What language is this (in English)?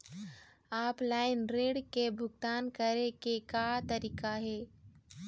Chhattisgarhi